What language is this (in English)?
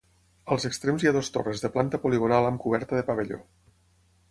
Catalan